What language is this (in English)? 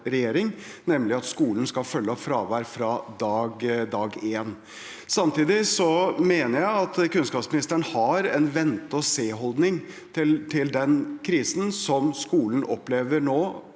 Norwegian